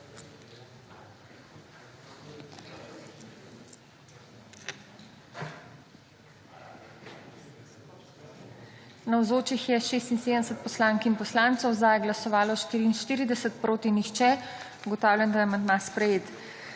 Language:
Slovenian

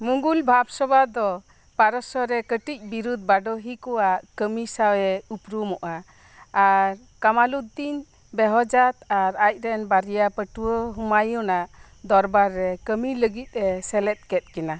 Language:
Santali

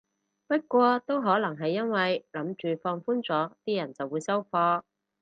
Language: Cantonese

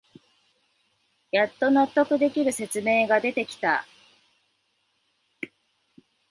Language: Japanese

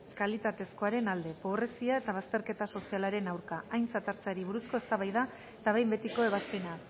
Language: Basque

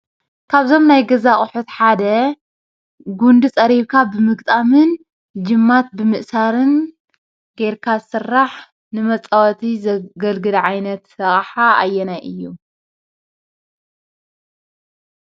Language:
Tigrinya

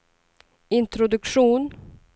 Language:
Swedish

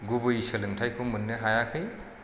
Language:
Bodo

